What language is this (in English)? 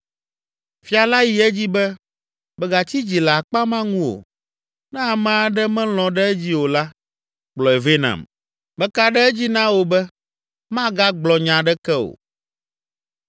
Ewe